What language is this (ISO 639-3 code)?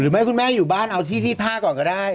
tha